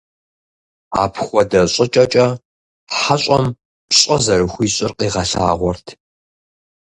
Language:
Kabardian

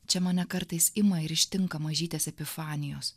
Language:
Lithuanian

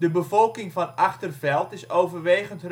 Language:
Dutch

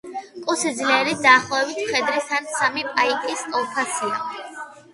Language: Georgian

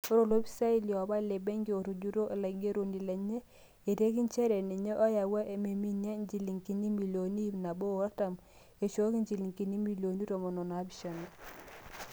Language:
Masai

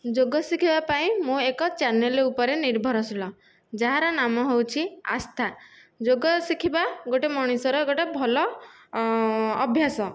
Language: Odia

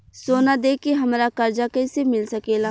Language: Bhojpuri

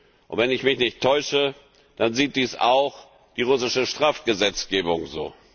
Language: German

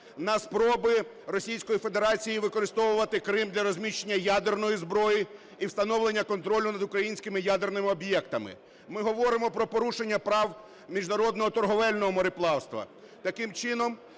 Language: Ukrainian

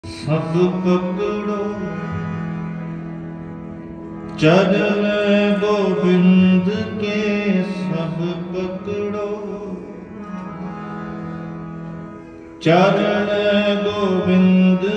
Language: Punjabi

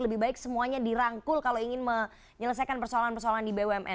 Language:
Indonesian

